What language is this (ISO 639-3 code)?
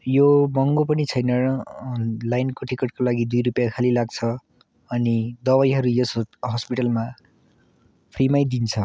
nep